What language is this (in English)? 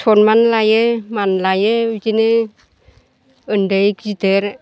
Bodo